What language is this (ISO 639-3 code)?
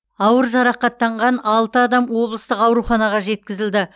kaz